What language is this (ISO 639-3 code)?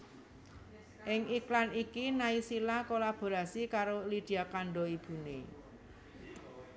jav